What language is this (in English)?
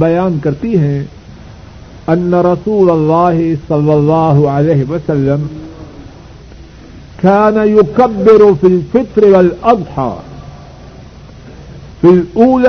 Urdu